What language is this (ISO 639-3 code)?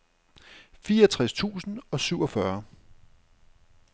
dan